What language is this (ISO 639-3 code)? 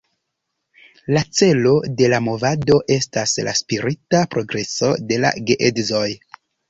epo